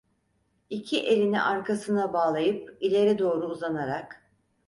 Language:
Turkish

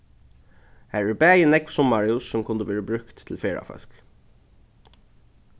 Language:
Faroese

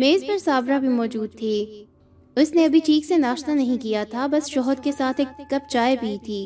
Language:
Urdu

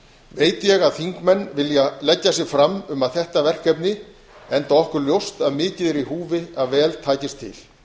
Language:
Icelandic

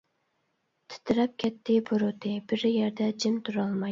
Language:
Uyghur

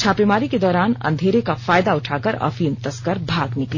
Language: Hindi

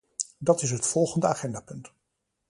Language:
Dutch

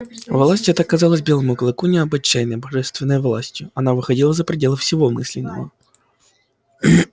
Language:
Russian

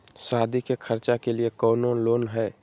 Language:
Magahi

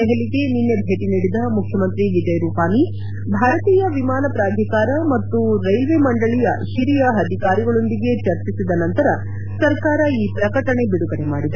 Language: Kannada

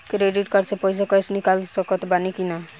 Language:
Bhojpuri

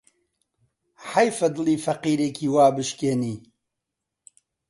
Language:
Central Kurdish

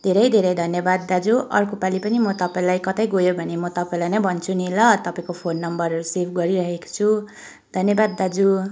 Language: Nepali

